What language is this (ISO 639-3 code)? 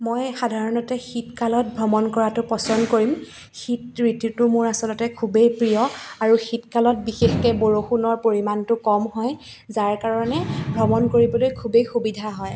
asm